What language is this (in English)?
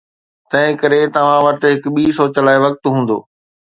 Sindhi